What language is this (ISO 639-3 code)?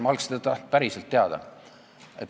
est